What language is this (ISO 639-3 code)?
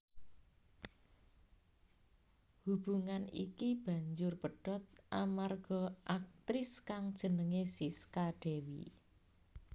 jav